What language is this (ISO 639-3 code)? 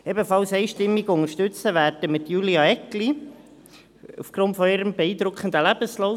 gsw